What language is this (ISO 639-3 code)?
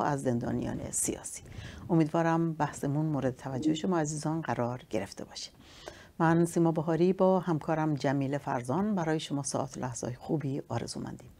fas